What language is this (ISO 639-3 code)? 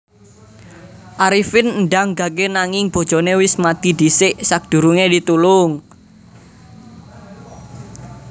jav